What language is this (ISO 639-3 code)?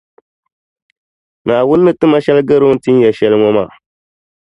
dag